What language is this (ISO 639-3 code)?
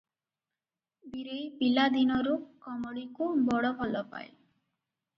ori